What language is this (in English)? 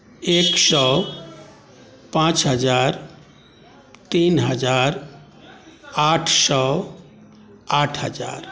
Maithili